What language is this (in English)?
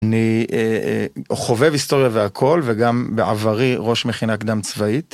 Hebrew